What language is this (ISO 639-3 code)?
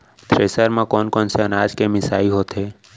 hne